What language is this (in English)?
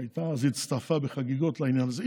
Hebrew